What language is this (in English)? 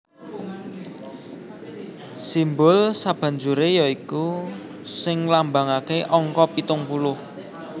Javanese